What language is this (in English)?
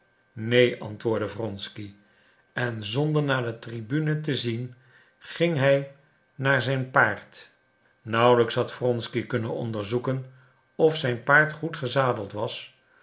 Dutch